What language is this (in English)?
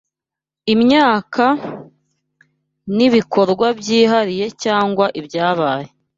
Kinyarwanda